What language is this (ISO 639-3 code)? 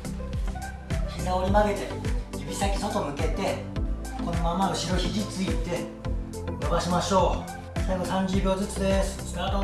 jpn